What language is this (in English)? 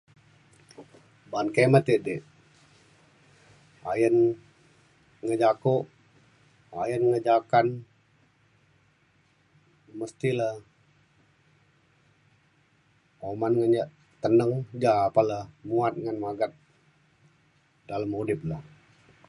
Mainstream Kenyah